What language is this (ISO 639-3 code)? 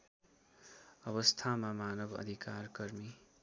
nep